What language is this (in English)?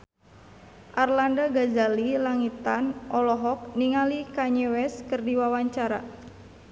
Sundanese